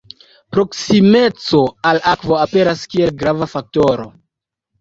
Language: Esperanto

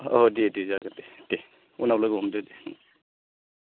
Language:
Bodo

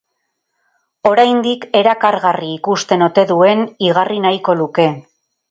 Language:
Basque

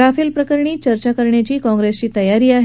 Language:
Marathi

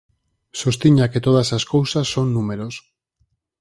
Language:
Galician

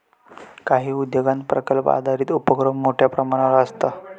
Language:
Marathi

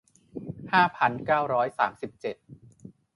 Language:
Thai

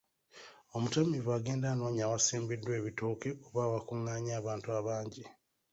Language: Ganda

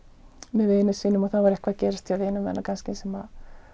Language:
Icelandic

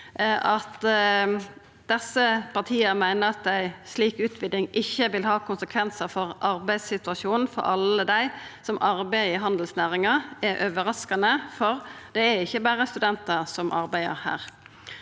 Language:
Norwegian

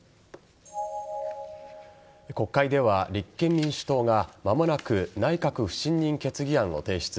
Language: Japanese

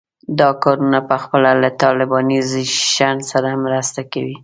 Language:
Pashto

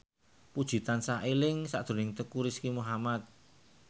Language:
Javanese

